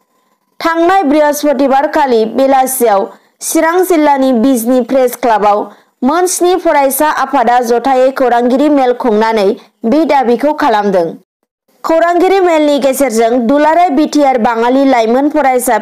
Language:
Vietnamese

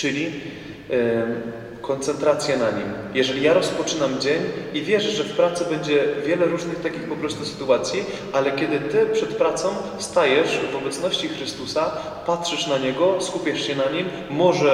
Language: Polish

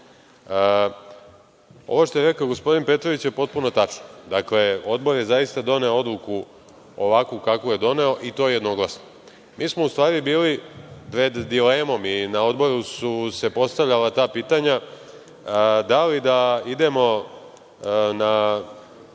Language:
Serbian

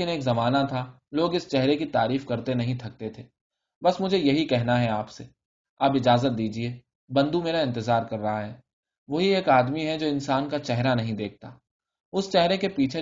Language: Urdu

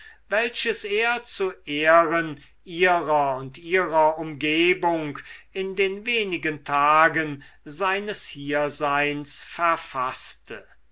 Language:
German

